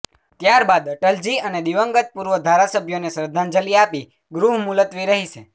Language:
Gujarati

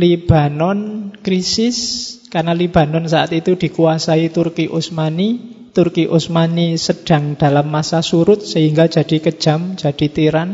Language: Indonesian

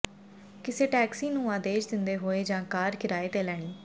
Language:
Punjabi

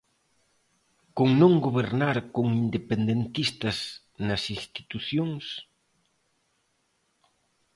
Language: Galician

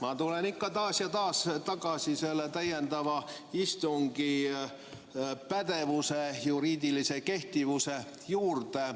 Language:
Estonian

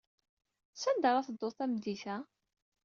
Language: Kabyle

